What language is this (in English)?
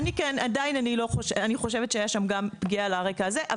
Hebrew